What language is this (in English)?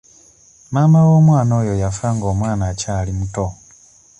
Ganda